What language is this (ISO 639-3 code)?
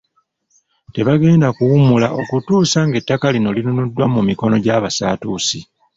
lug